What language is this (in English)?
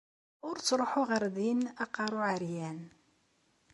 Kabyle